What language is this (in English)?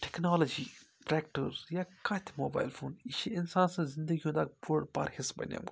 Kashmiri